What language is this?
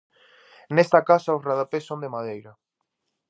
Galician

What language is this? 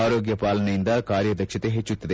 Kannada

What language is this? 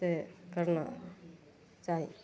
Maithili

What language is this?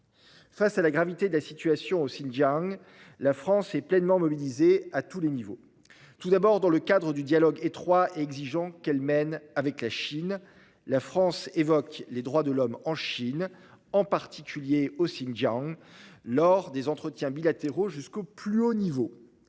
French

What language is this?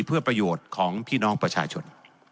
Thai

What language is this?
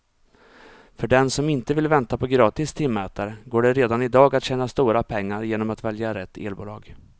Swedish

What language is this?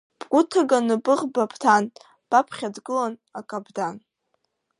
Abkhazian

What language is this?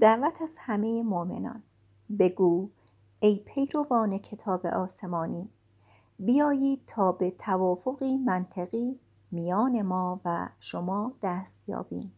Persian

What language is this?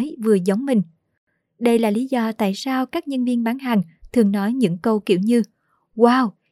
Vietnamese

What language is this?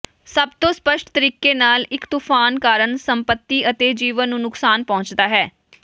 Punjabi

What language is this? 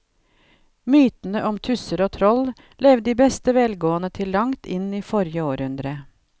Norwegian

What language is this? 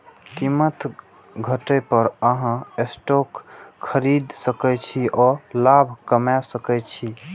Maithili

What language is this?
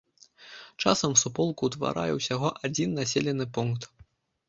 Belarusian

